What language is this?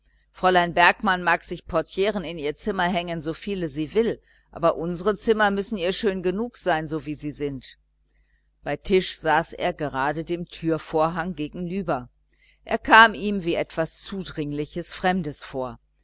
German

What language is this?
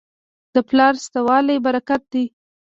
Pashto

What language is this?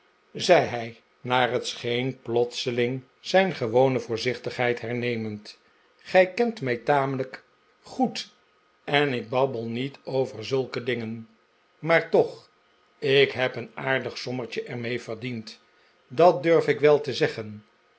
Dutch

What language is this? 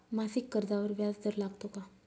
Marathi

